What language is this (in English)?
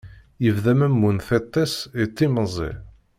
Kabyle